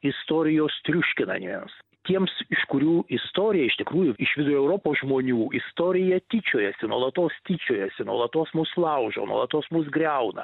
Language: Lithuanian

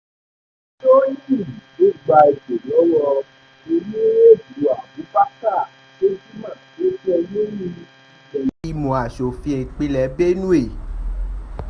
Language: Yoruba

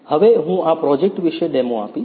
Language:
Gujarati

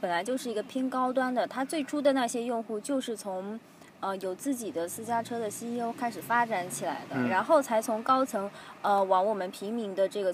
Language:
Chinese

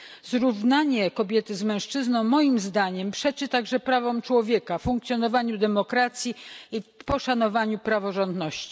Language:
Polish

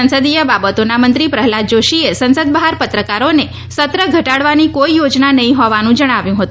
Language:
Gujarati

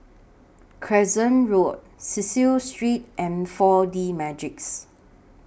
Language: English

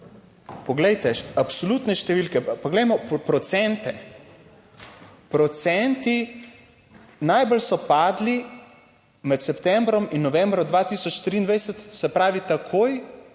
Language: Slovenian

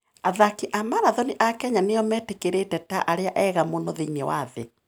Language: Kikuyu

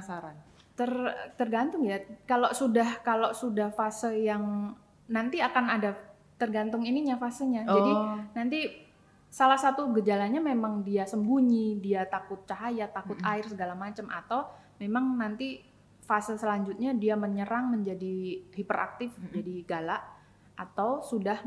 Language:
Indonesian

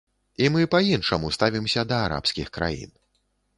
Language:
Belarusian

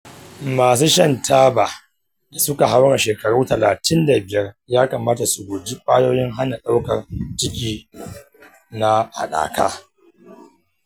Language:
Hausa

